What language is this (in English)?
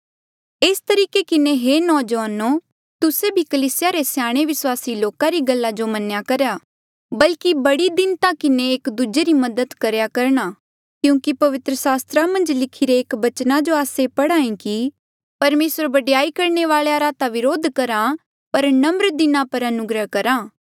Mandeali